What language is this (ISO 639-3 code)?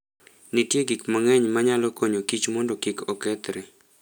luo